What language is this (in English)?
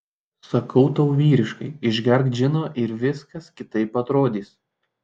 Lithuanian